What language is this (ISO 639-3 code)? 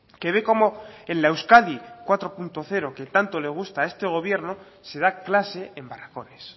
spa